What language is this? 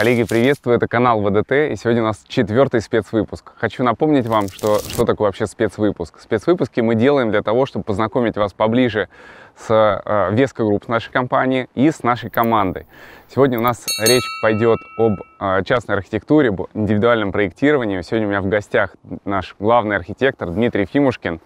Russian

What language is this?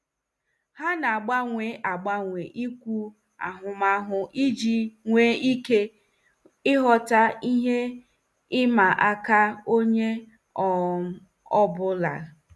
Igbo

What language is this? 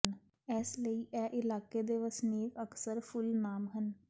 Punjabi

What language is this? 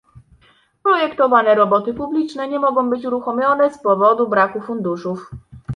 Polish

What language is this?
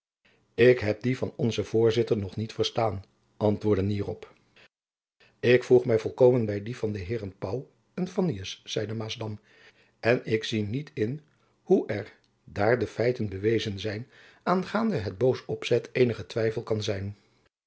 Dutch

